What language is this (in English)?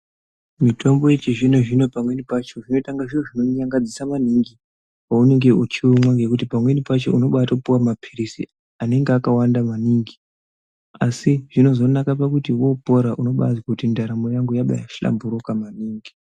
Ndau